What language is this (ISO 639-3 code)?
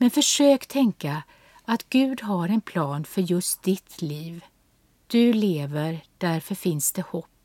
swe